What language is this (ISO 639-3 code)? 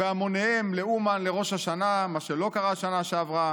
heb